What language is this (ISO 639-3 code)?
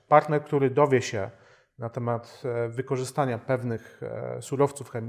pol